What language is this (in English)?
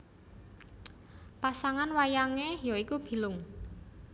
Javanese